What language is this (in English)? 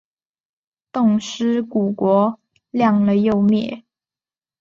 Chinese